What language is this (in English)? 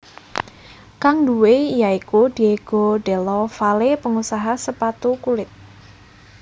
Javanese